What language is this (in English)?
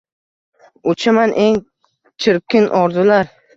Uzbek